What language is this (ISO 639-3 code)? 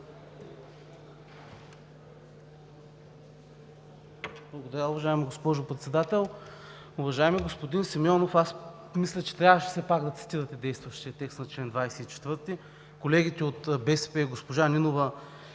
bul